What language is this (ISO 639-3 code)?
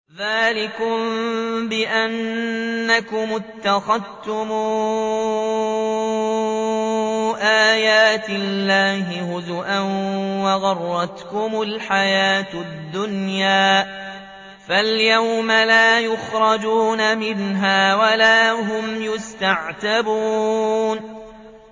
ara